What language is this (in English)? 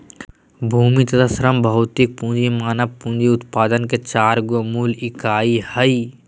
Magahi